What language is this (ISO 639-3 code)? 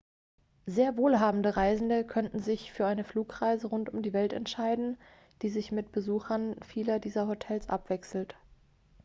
deu